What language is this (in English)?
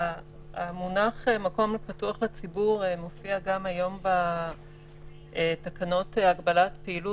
Hebrew